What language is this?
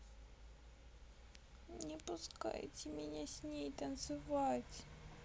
Russian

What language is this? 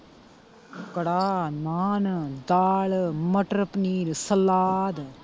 Punjabi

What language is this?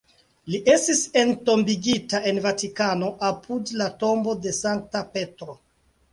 Esperanto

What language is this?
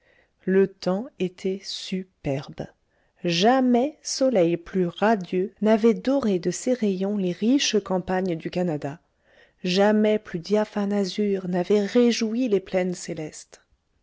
French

